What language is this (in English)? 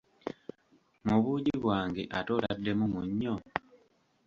Ganda